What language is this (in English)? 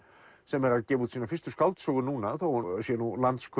Icelandic